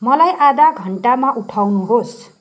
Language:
Nepali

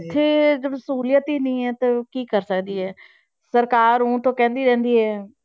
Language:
Punjabi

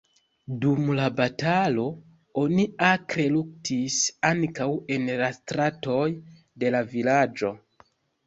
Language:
Esperanto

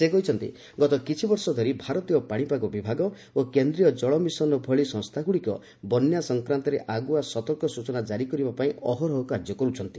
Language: Odia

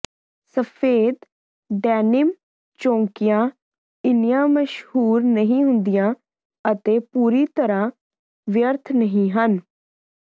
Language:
Punjabi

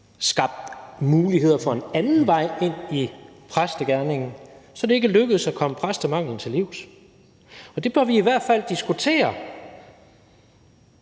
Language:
Danish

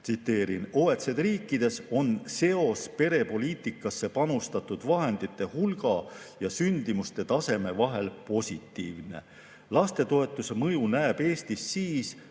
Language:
Estonian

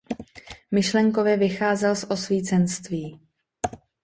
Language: Czech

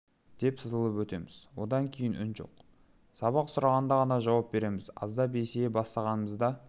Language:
Kazakh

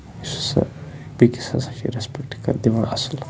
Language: Kashmiri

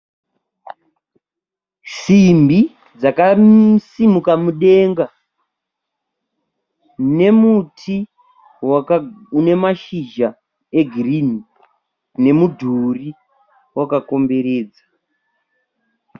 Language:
Shona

